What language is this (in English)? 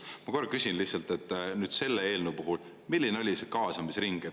Estonian